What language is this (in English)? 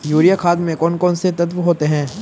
Hindi